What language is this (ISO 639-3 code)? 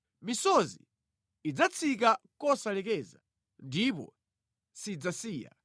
nya